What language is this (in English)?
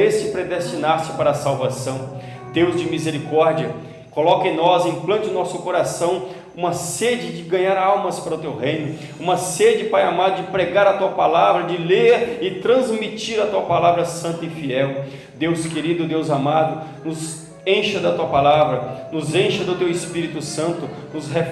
Portuguese